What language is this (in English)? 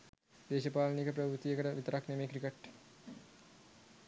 Sinhala